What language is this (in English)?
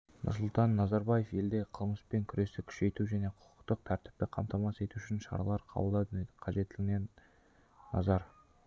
Kazakh